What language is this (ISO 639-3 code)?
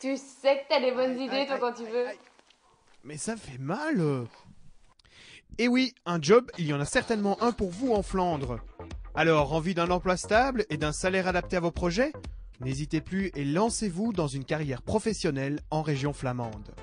fra